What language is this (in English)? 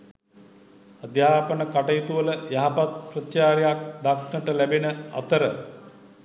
Sinhala